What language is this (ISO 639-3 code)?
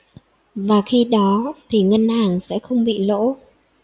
vie